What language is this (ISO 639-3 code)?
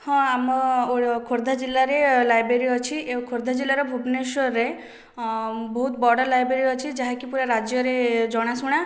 ori